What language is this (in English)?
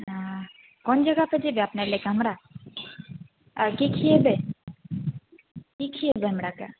Maithili